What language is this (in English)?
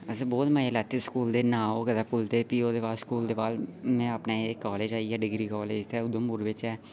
Dogri